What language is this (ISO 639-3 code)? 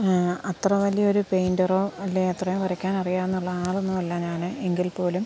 mal